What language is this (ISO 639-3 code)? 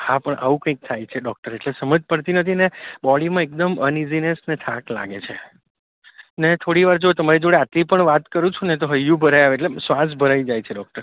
guj